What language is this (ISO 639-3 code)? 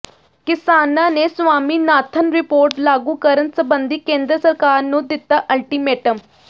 pan